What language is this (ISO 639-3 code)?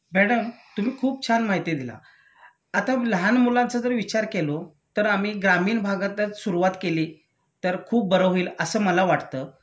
mar